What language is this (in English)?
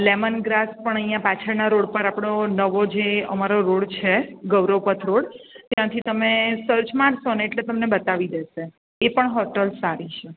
Gujarati